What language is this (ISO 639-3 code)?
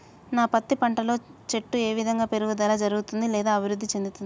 tel